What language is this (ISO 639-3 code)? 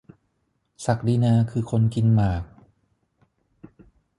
tha